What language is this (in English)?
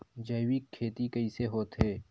Chhattisgarhi